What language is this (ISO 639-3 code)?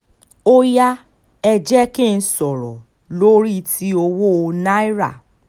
yor